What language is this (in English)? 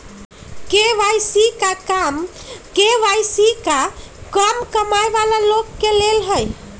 Magahi